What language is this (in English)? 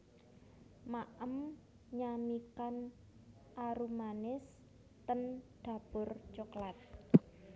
Javanese